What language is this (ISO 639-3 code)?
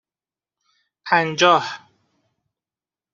fas